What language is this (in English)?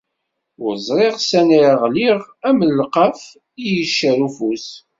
Kabyle